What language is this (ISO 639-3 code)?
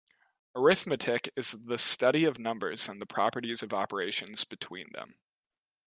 eng